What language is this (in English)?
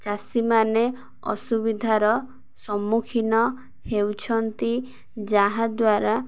Odia